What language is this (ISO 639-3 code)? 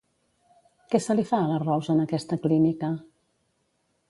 cat